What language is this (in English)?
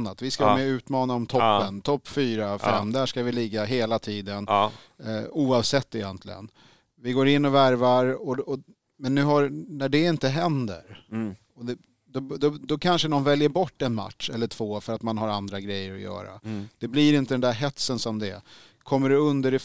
Swedish